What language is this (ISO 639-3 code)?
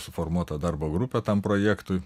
lit